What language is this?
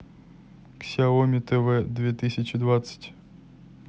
Russian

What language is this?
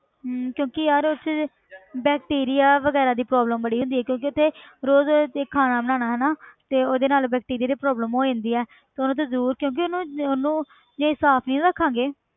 Punjabi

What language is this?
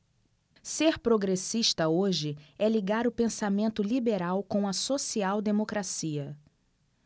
Portuguese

